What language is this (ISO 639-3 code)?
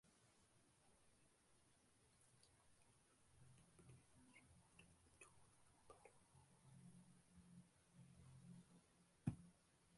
tam